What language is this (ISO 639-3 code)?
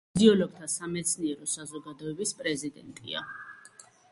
kat